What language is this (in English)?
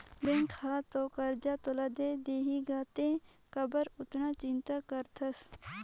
Chhattisgarhi